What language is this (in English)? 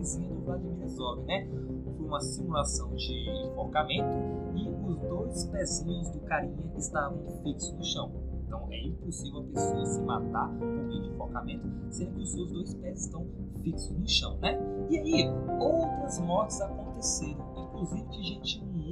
Portuguese